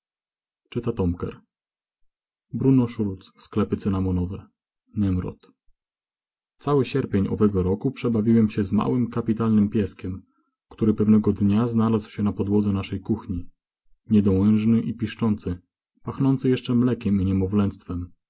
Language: Polish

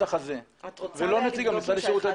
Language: Hebrew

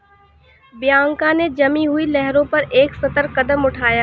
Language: Hindi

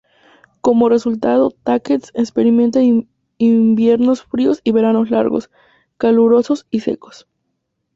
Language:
Spanish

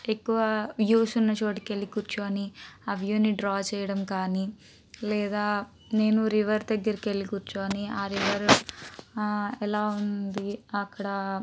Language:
Telugu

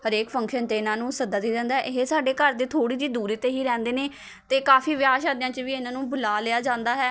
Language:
Punjabi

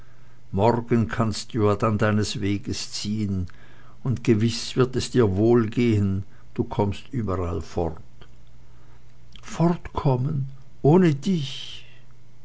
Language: German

